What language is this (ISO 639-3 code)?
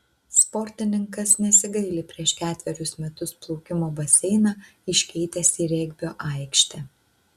lit